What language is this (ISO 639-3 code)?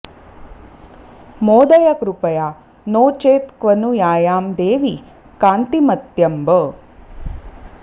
san